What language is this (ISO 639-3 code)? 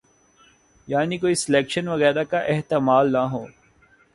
urd